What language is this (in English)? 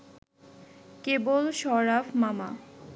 Bangla